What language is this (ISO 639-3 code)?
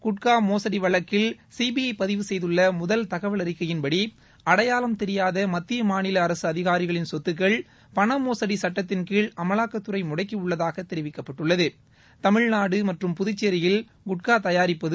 tam